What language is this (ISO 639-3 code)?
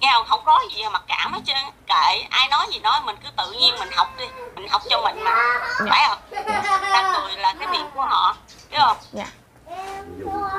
vie